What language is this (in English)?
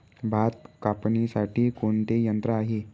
Marathi